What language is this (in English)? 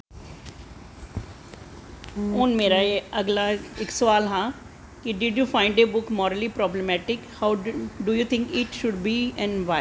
Dogri